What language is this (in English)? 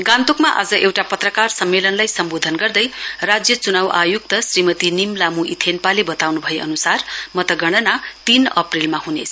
Nepali